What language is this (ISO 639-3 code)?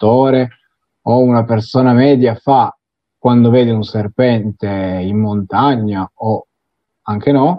ita